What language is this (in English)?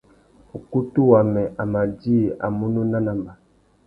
Tuki